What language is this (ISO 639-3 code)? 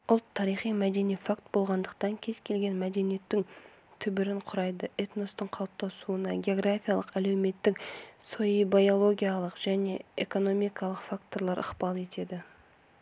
kaz